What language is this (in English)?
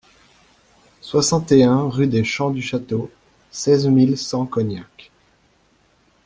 French